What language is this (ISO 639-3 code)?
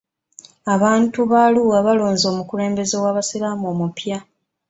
lug